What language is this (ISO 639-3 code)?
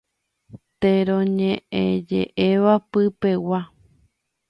grn